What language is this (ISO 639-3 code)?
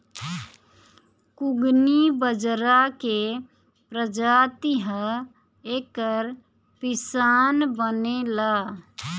bho